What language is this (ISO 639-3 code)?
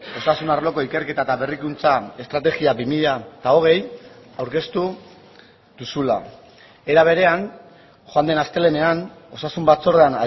eus